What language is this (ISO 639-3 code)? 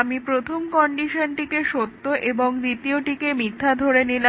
ben